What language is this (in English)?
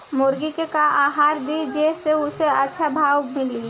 Bhojpuri